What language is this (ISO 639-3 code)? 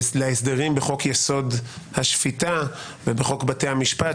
heb